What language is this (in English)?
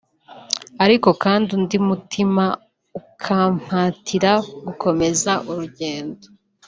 Kinyarwanda